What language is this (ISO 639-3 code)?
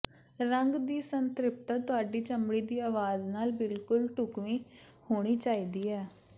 pan